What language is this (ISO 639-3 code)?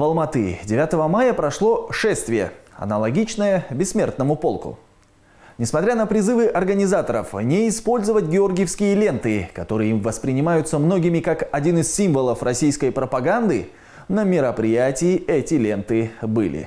rus